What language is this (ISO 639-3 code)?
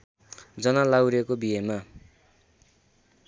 nep